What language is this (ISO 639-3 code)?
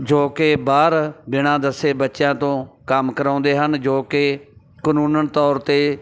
pan